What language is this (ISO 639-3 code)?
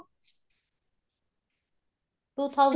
pan